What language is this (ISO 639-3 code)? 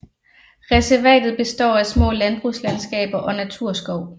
dan